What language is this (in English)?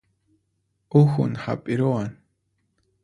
Puno Quechua